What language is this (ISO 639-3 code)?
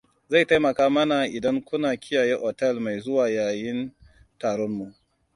hau